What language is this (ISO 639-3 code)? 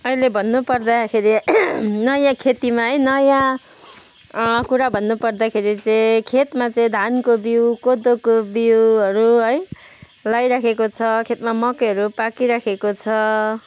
nep